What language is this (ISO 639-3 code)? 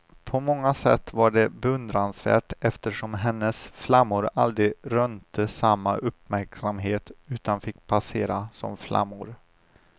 swe